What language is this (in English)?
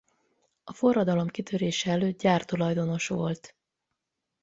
Hungarian